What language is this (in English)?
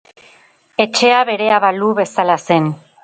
Basque